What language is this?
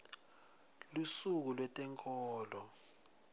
Swati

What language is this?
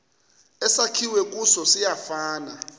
Xhosa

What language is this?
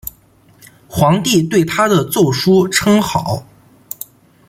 Chinese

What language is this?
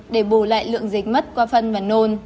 Vietnamese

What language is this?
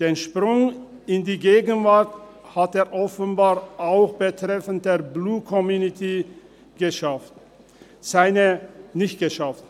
Swiss German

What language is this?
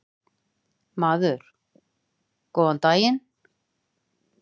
Icelandic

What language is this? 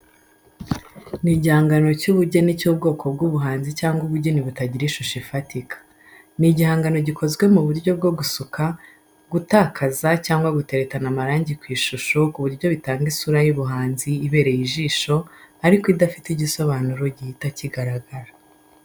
Kinyarwanda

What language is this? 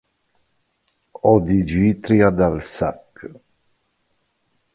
Italian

